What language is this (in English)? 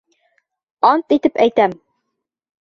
Bashkir